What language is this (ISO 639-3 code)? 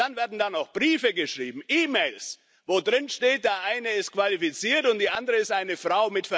deu